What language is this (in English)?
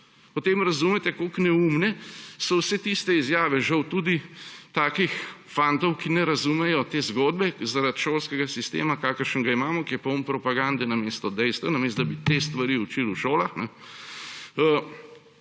Slovenian